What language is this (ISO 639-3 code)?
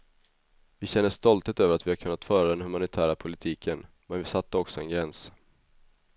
swe